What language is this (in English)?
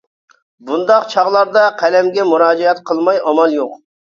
Uyghur